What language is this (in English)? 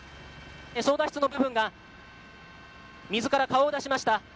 Japanese